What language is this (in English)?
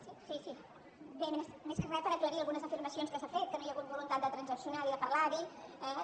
Catalan